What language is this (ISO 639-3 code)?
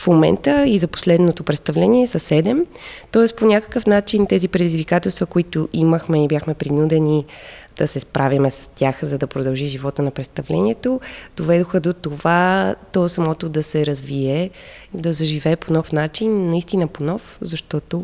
bul